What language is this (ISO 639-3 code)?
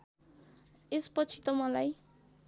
nep